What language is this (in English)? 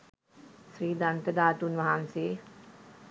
Sinhala